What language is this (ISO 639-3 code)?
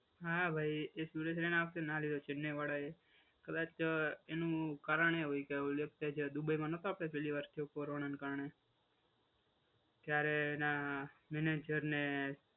guj